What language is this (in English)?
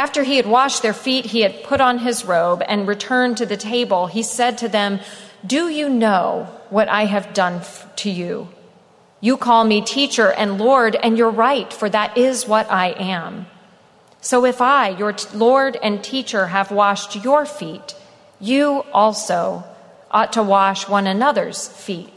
English